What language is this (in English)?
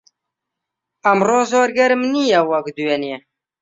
Central Kurdish